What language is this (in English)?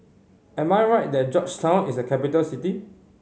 English